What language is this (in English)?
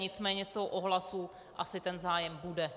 Czech